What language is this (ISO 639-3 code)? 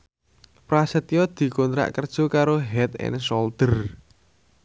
jav